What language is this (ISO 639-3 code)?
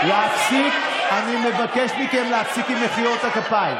heb